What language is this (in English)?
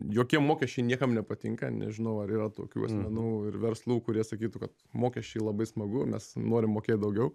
Lithuanian